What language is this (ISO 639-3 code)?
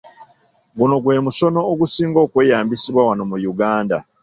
lug